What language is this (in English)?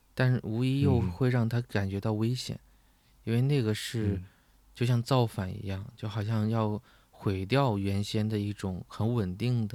Chinese